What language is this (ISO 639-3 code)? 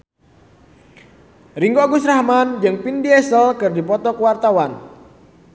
sun